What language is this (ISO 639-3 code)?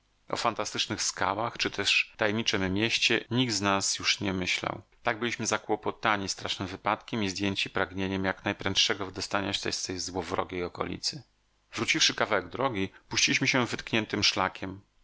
pol